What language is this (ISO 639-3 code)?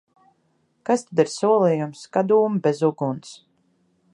lav